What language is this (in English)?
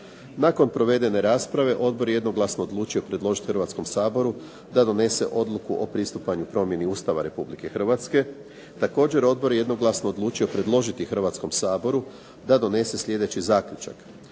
Croatian